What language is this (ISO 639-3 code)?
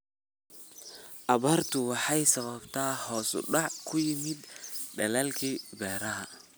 som